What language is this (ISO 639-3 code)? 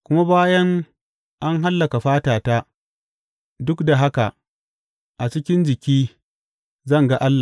hau